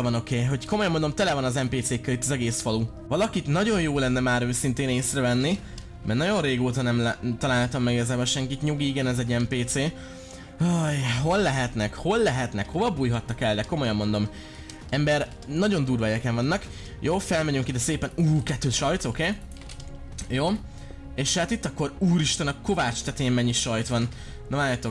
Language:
Hungarian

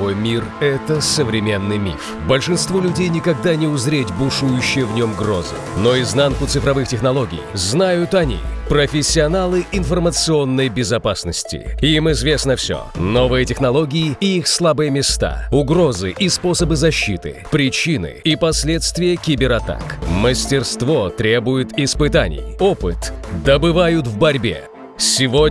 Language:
Russian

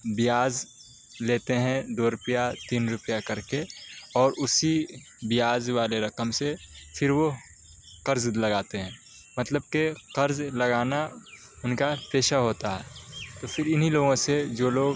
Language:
Urdu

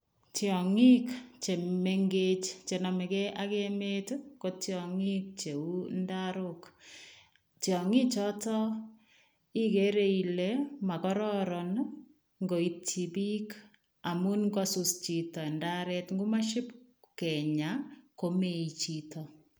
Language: Kalenjin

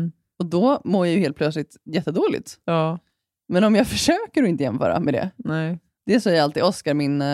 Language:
Swedish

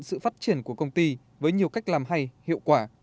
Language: Vietnamese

